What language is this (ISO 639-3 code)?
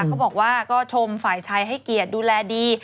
tha